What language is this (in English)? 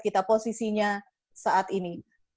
Indonesian